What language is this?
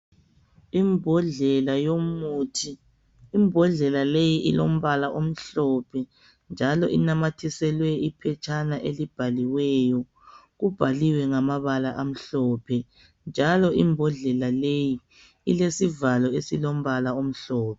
North Ndebele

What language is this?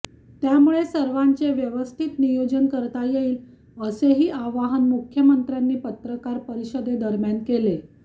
Marathi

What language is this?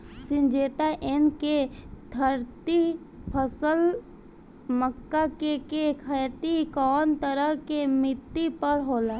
Bhojpuri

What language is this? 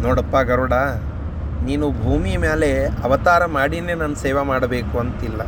Kannada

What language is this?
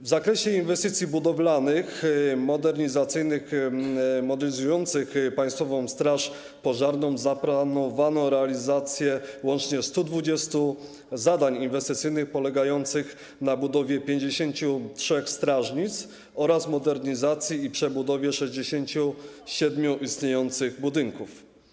Polish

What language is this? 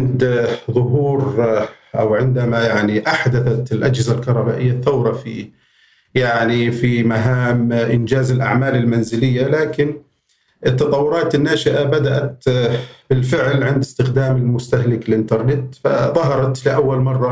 Arabic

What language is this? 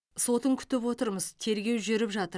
Kazakh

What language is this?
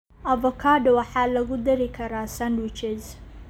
Somali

